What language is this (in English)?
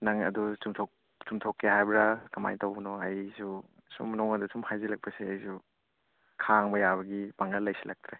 Manipuri